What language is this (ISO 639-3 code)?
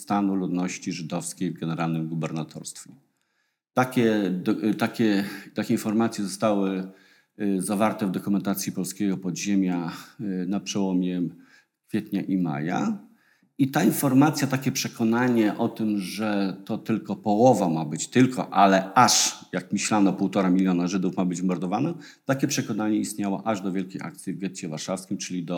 pol